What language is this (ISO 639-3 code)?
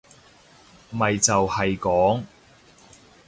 yue